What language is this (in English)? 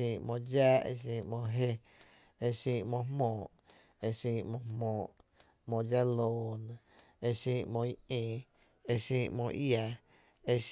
Tepinapa Chinantec